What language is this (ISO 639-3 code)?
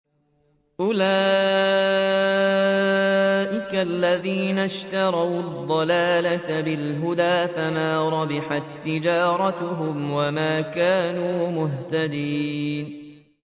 ara